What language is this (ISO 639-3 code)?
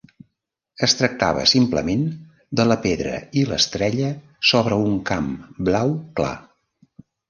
cat